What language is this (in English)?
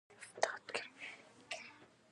Pashto